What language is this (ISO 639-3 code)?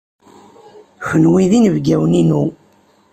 kab